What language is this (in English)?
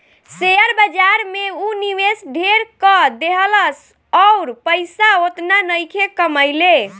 Bhojpuri